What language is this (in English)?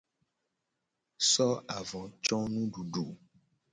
Gen